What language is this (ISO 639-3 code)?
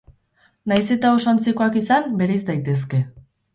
eus